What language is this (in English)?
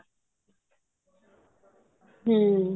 Punjabi